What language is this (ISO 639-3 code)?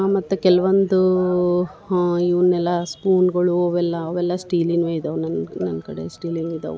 kan